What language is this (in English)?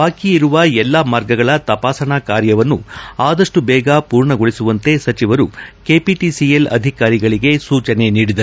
Kannada